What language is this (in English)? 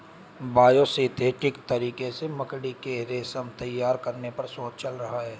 Hindi